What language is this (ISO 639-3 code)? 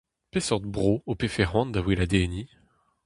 bre